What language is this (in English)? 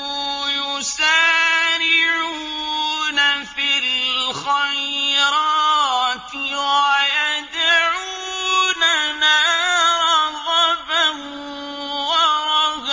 Arabic